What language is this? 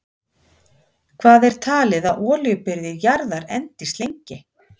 Icelandic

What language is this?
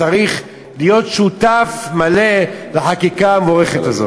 Hebrew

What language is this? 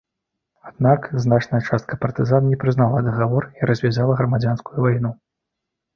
Belarusian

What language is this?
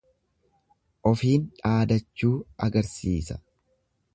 Oromo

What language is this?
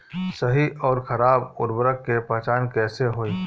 Bhojpuri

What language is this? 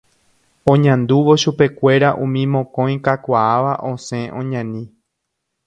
Guarani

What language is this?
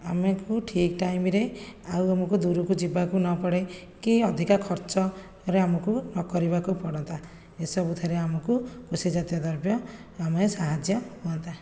Odia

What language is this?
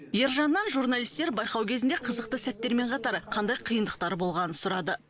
Kazakh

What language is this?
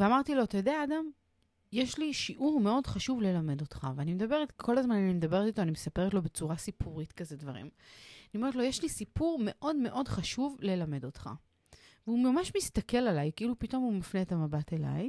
Hebrew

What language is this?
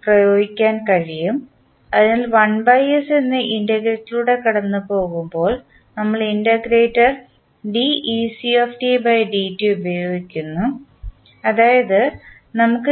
Malayalam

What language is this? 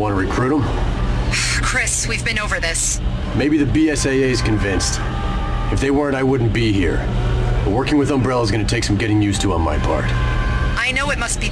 Portuguese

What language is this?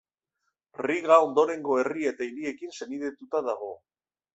Basque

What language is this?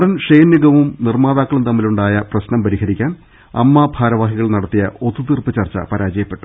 Malayalam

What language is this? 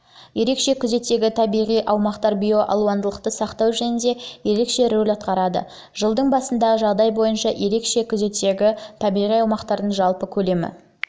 Kazakh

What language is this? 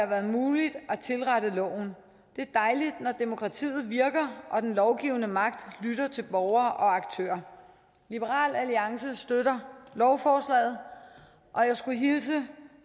Danish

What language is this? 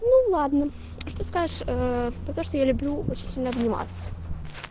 Russian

